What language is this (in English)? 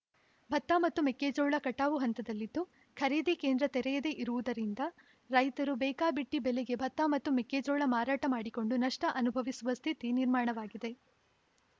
Kannada